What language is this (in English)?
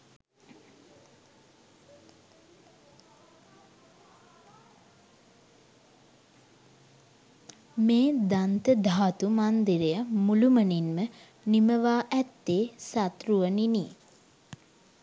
Sinhala